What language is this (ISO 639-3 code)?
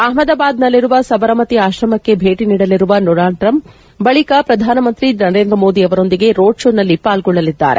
kan